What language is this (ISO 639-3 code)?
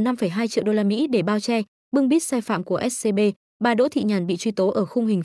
vie